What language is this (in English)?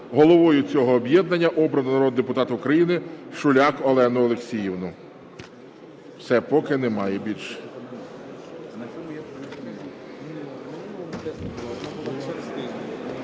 Ukrainian